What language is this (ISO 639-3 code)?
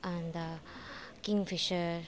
nep